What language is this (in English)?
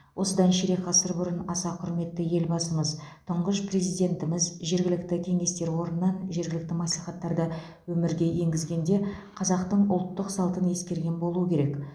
Kazakh